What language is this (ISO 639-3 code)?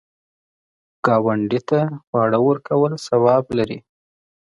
pus